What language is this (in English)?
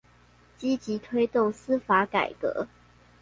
Chinese